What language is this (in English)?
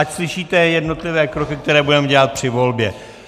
Czech